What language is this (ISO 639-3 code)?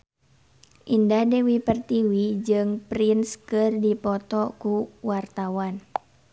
sun